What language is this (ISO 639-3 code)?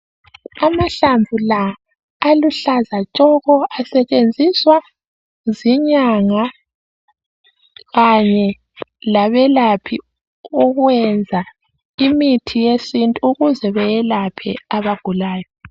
nde